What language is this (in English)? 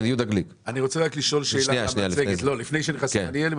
Hebrew